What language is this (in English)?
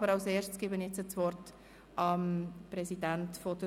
Swiss German